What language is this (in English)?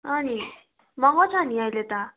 Nepali